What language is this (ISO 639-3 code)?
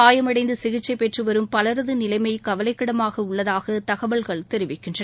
tam